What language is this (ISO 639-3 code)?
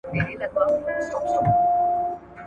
pus